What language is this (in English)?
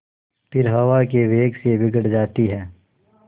Hindi